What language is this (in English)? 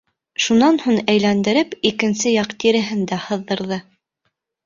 Bashkir